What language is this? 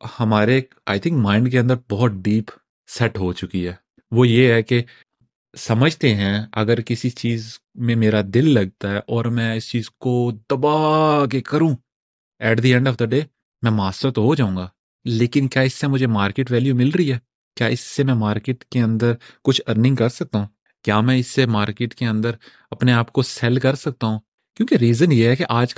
Urdu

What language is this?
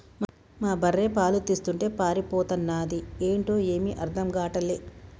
Telugu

